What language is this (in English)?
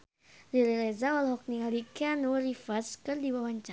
Sundanese